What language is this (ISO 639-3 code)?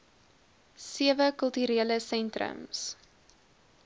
afr